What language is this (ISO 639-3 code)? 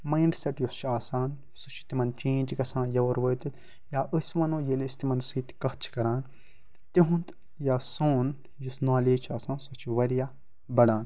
kas